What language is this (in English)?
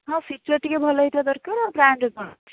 Odia